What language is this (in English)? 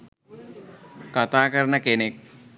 Sinhala